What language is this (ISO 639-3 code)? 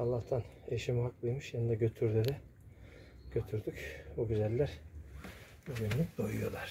tur